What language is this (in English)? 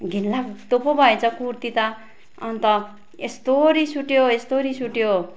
Nepali